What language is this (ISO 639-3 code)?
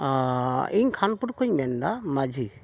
sat